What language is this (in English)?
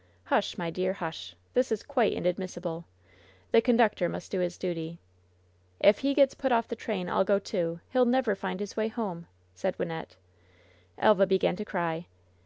English